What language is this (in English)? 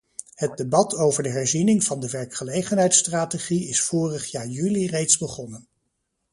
Dutch